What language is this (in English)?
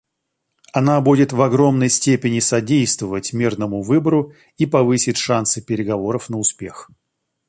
Russian